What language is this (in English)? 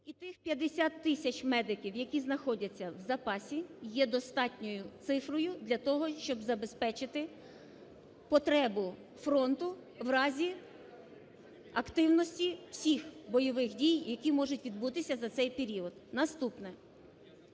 Ukrainian